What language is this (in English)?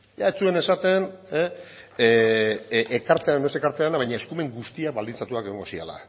Basque